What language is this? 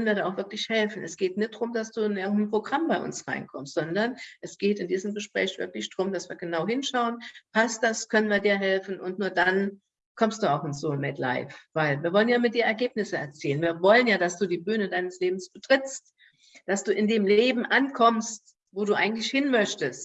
German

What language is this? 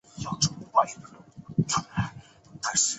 Chinese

